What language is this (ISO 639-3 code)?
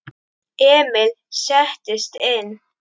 isl